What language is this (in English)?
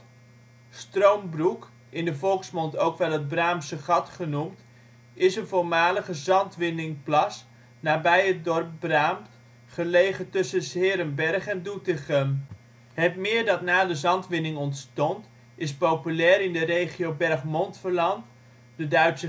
Dutch